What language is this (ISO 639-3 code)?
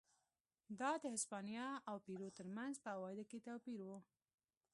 pus